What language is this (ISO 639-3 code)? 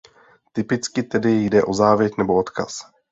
ces